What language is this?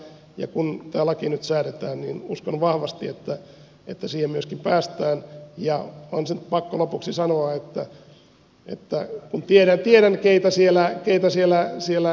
Finnish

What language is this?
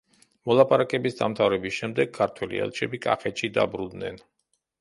Georgian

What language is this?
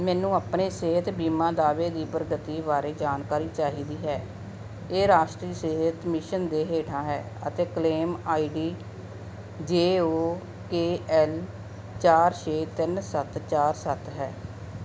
Punjabi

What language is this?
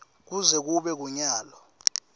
Swati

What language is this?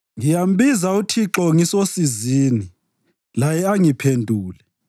North Ndebele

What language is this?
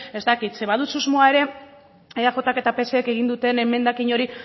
Basque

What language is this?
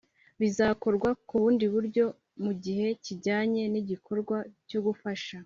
Kinyarwanda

